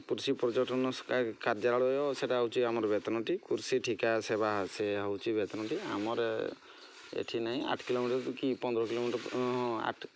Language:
Odia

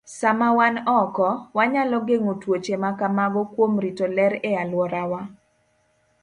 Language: Luo (Kenya and Tanzania)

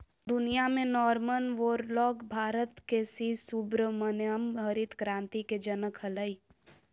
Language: Magahi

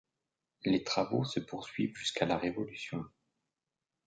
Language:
French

